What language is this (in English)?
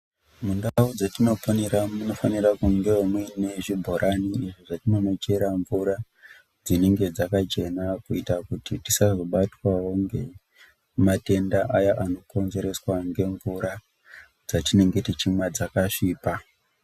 Ndau